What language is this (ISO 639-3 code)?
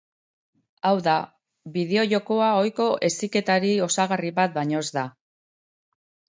eus